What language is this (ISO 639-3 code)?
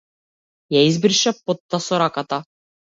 mkd